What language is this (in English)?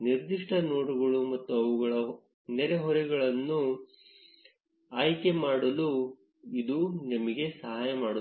Kannada